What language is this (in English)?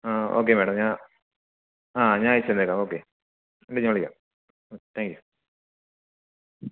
Malayalam